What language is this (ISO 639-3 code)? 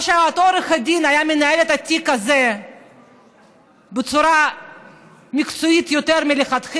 heb